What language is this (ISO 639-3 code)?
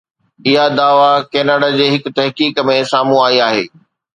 snd